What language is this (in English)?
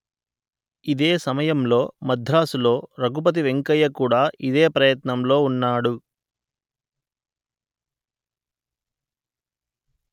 Telugu